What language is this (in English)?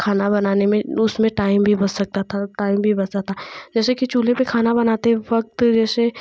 Hindi